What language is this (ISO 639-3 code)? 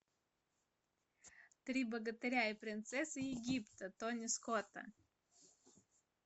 rus